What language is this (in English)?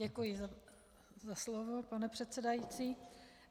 Czech